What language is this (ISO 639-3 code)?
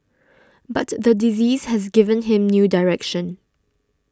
eng